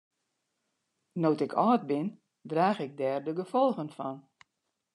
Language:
Western Frisian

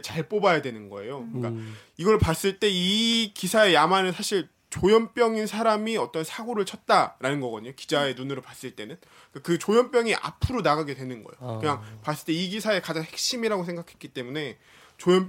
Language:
Korean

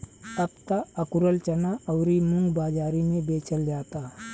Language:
Bhojpuri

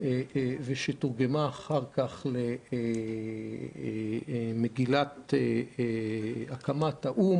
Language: Hebrew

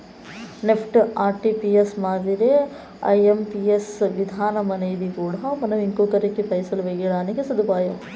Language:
Telugu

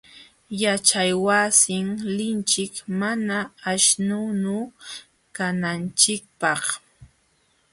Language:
Jauja Wanca Quechua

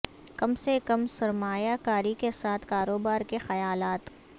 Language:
Urdu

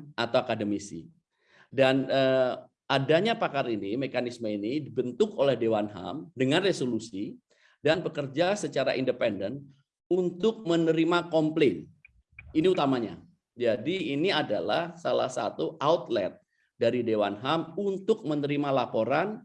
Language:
Indonesian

